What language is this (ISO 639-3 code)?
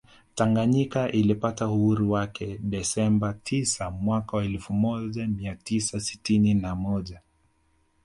swa